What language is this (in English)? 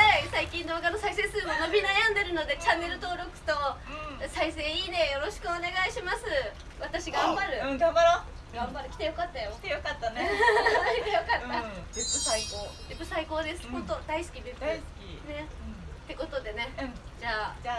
Japanese